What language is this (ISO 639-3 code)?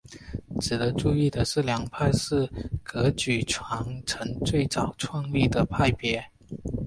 zho